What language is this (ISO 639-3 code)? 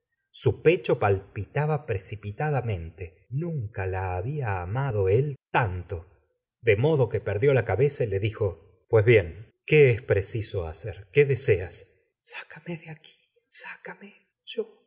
spa